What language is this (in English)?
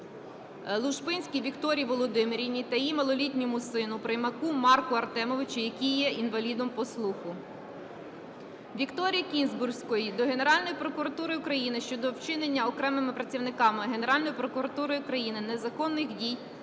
Ukrainian